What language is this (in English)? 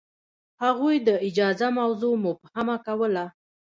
Pashto